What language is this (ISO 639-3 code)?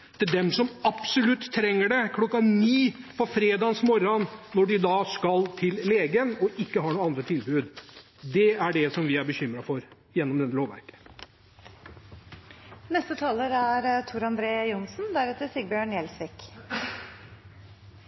nob